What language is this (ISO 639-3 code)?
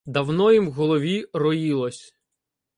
ukr